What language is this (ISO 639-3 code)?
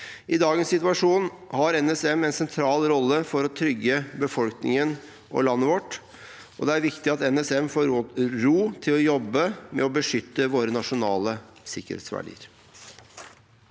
nor